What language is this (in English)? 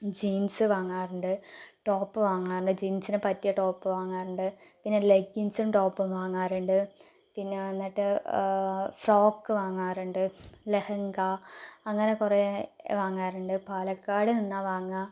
Malayalam